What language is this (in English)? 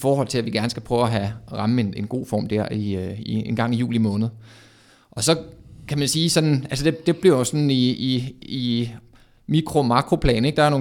Danish